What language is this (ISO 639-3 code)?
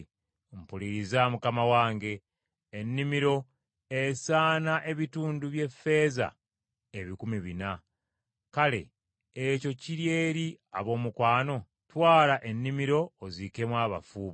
lug